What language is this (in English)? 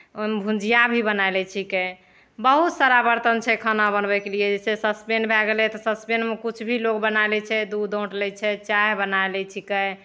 Maithili